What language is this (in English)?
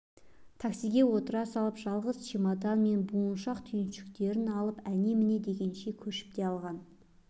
Kazakh